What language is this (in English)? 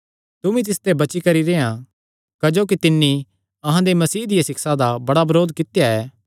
Kangri